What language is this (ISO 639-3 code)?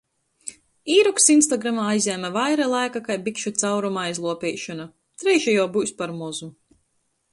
ltg